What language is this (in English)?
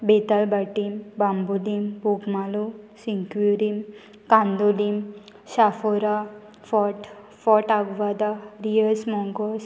Konkani